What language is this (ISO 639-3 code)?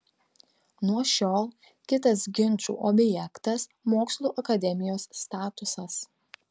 lit